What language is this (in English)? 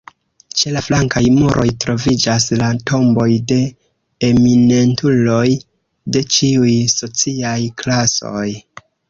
Esperanto